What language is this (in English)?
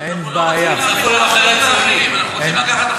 Hebrew